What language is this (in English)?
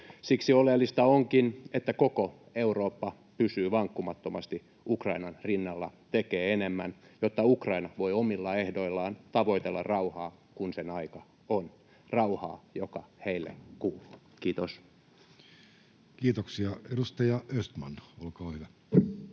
Finnish